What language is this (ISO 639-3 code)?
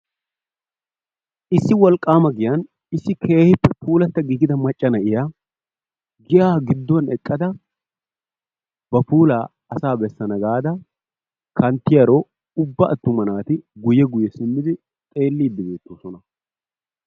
wal